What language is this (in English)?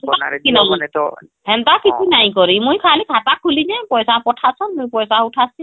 Odia